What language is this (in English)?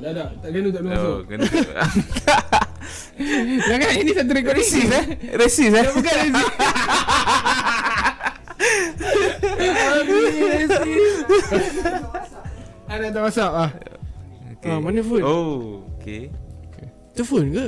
Malay